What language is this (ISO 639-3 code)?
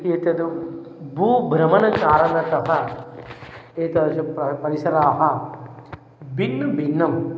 san